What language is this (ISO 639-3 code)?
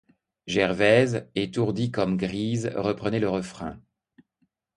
fra